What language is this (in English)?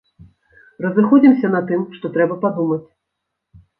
Belarusian